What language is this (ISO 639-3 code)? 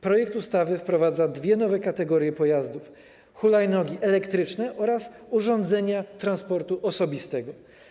pol